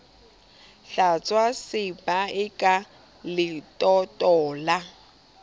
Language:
Southern Sotho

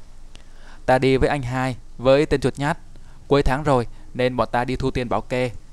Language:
Vietnamese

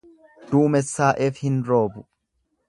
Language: Oromo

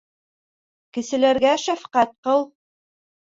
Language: Bashkir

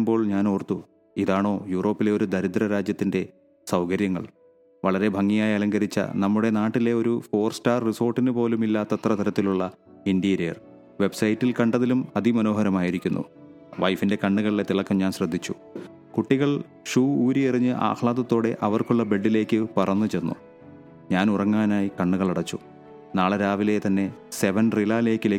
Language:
Malayalam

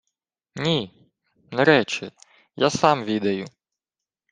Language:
Ukrainian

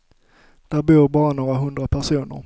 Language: Swedish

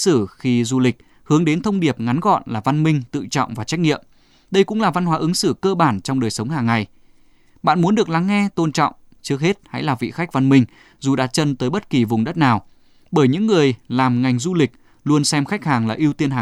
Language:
Vietnamese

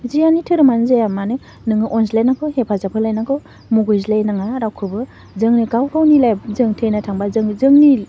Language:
Bodo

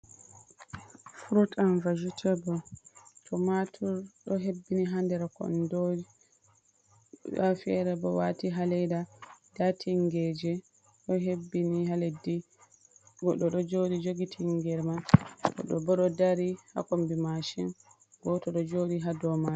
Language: Fula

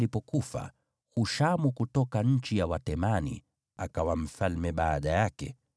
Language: Swahili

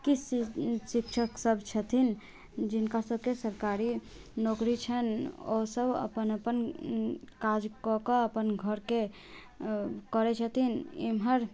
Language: Maithili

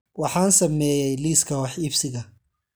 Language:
Somali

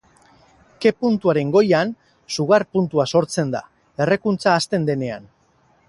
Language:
Basque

